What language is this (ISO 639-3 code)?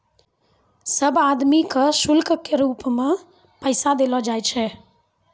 mai